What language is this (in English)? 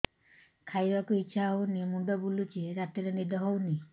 Odia